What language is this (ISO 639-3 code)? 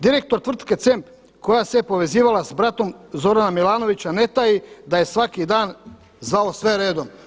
hrv